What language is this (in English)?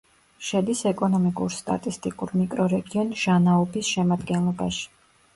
Georgian